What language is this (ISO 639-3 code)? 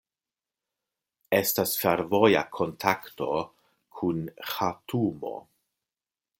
epo